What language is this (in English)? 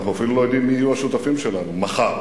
Hebrew